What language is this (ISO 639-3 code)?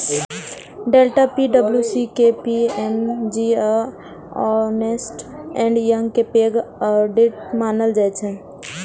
mai